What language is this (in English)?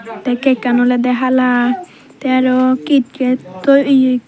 Chakma